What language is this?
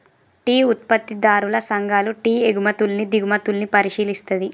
Telugu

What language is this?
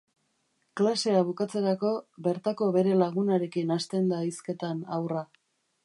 Basque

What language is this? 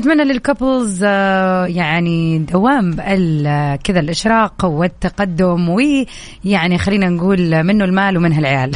Arabic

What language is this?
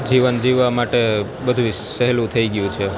Gujarati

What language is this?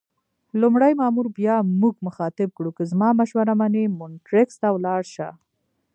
Pashto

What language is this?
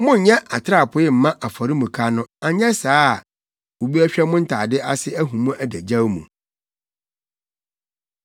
Akan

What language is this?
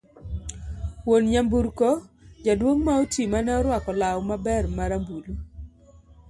Luo (Kenya and Tanzania)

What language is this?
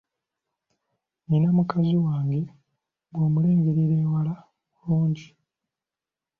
Ganda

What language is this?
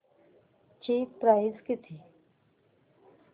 Marathi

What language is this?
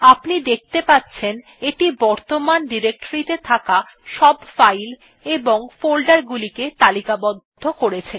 Bangla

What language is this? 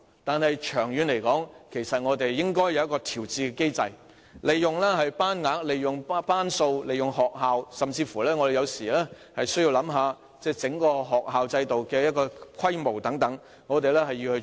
Cantonese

